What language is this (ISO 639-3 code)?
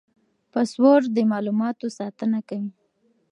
pus